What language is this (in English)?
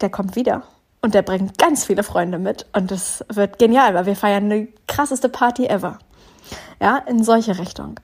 German